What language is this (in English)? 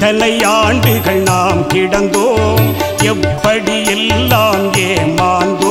Turkish